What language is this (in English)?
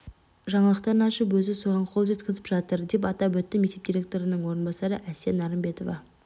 Kazakh